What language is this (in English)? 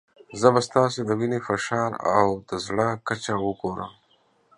Pashto